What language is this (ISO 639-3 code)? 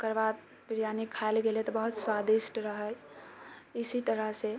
mai